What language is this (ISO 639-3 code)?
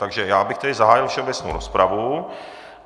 ces